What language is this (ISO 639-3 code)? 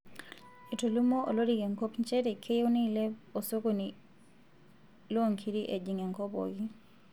mas